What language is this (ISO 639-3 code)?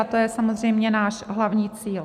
ces